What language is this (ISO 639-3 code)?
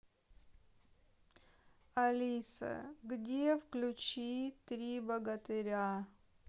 rus